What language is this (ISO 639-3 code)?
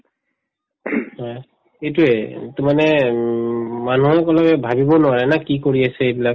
asm